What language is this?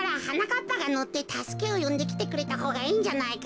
Japanese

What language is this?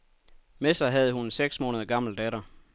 Danish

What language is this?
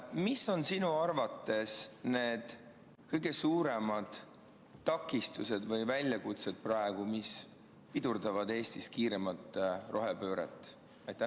Estonian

